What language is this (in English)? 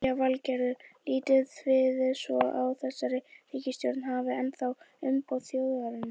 Icelandic